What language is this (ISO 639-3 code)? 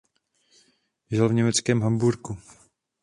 ces